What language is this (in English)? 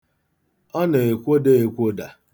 Igbo